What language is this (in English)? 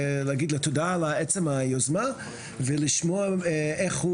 Hebrew